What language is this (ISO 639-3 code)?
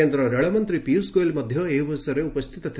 ori